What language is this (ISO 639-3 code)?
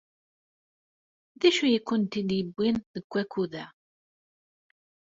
kab